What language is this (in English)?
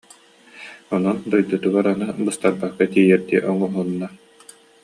Yakut